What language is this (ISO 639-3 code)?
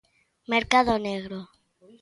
glg